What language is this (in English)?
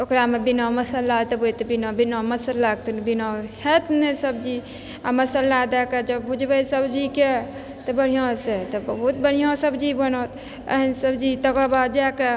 Maithili